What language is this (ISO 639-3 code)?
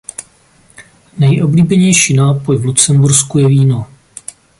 ces